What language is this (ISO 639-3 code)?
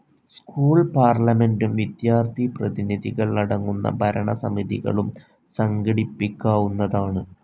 mal